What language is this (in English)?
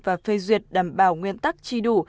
Vietnamese